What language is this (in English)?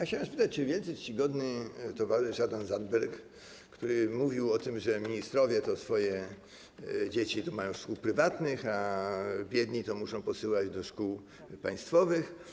Polish